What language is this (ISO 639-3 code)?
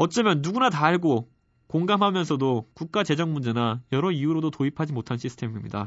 kor